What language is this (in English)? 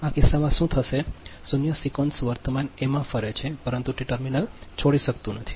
Gujarati